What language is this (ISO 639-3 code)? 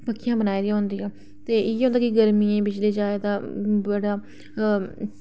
doi